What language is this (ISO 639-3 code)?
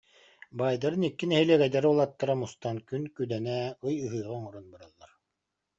sah